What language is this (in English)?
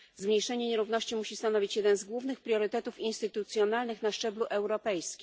Polish